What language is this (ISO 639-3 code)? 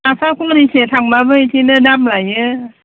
brx